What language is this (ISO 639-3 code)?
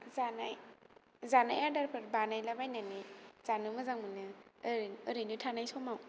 brx